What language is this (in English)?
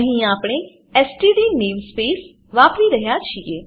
Gujarati